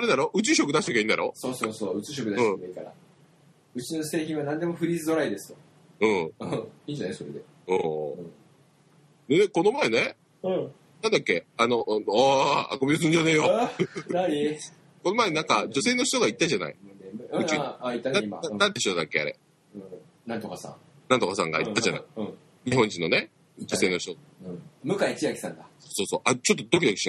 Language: Japanese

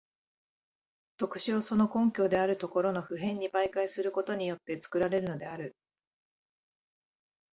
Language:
Japanese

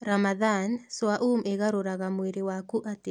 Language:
Kikuyu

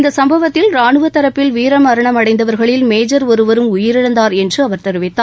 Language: Tamil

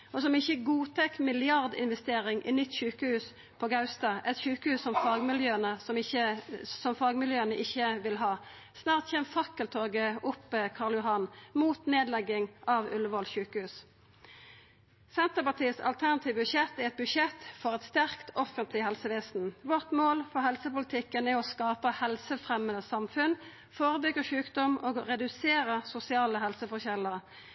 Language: Norwegian Nynorsk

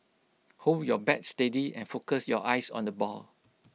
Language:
English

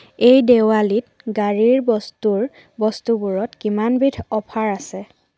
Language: Assamese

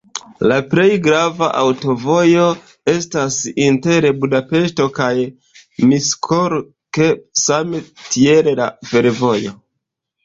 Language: Esperanto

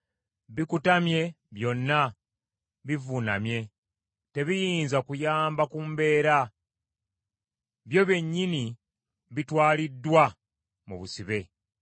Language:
Ganda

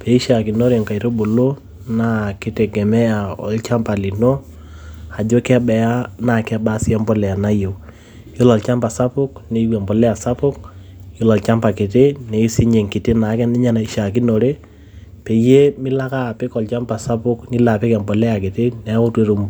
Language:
Masai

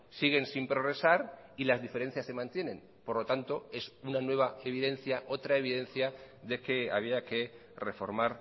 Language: Spanish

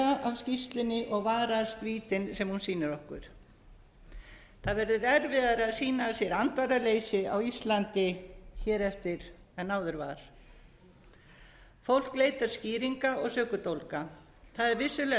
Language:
Icelandic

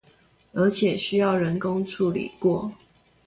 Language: Chinese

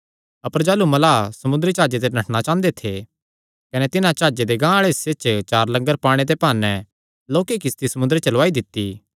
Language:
Kangri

